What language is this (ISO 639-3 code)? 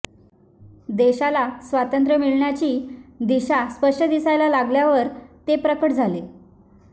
mar